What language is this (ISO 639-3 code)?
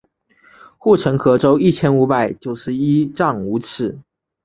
zho